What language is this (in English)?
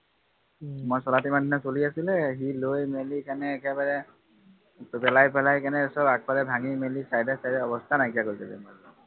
Assamese